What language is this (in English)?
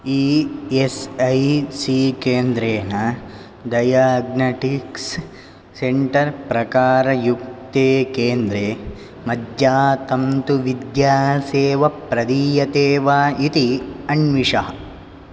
Sanskrit